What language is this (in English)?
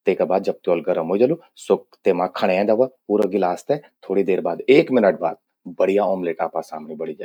Garhwali